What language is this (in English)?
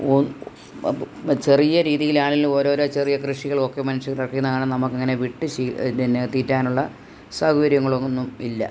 Malayalam